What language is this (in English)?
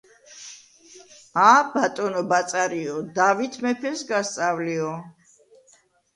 Georgian